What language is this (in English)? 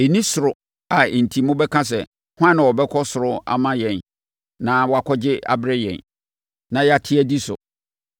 Akan